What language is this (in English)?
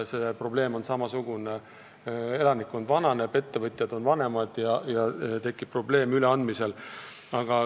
Estonian